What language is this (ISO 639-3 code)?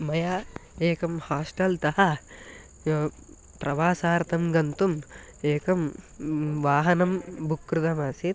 san